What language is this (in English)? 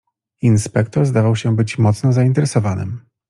Polish